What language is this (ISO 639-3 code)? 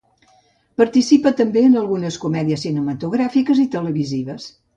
cat